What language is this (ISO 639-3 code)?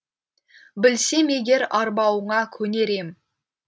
kaz